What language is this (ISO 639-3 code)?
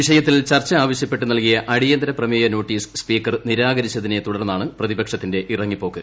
mal